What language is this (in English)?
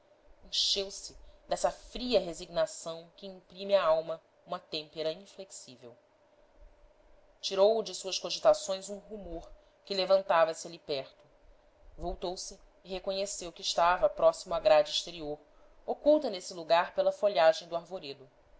Portuguese